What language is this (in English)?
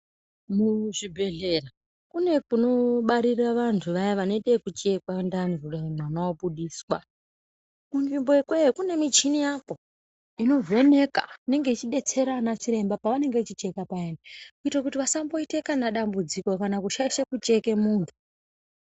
Ndau